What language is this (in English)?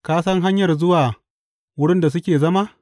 Hausa